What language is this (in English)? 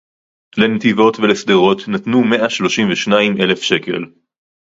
Hebrew